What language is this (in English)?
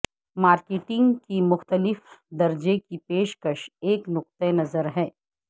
Urdu